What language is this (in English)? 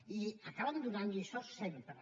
Catalan